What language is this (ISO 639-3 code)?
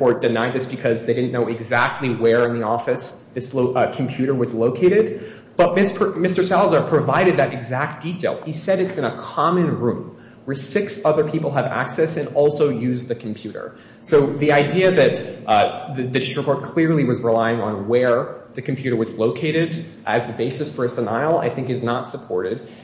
eng